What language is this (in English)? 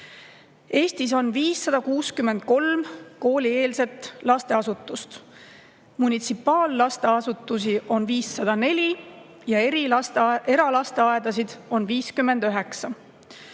Estonian